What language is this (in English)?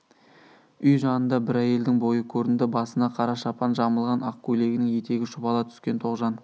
Kazakh